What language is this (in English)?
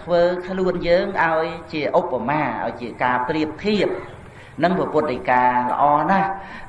Vietnamese